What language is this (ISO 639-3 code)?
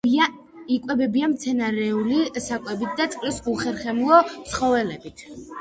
kat